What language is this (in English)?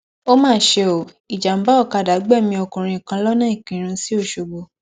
Yoruba